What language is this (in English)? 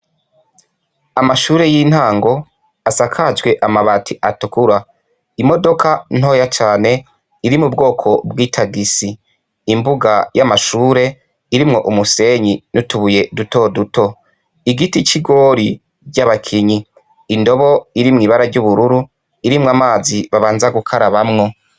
Rundi